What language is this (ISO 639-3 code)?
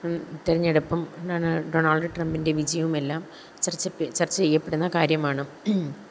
mal